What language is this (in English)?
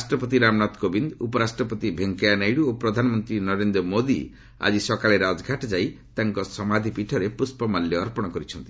Odia